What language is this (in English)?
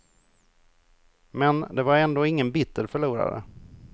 Swedish